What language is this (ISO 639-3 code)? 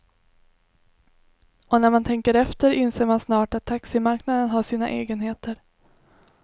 swe